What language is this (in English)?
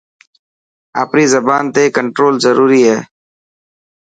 Dhatki